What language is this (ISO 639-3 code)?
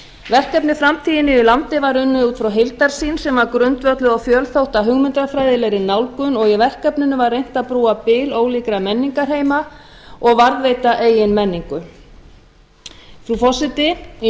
isl